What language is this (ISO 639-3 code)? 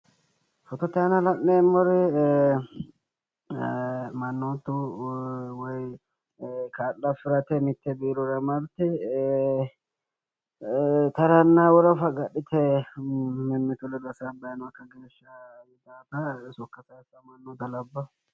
sid